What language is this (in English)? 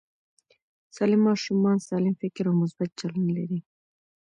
Pashto